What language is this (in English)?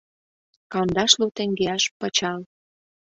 Mari